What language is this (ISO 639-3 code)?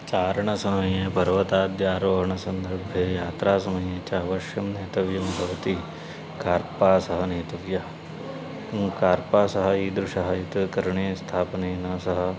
san